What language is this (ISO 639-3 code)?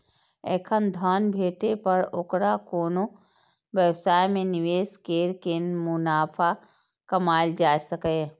mai